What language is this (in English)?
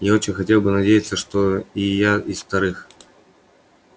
Russian